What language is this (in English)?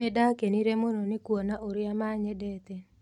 Kikuyu